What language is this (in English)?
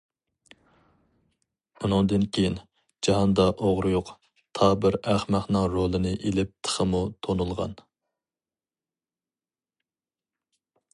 Uyghur